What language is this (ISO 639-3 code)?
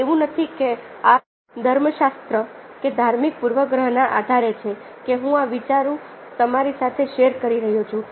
guj